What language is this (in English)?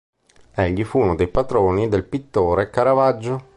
Italian